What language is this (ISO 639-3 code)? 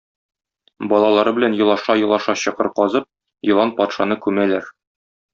tat